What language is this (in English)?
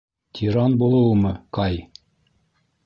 Bashkir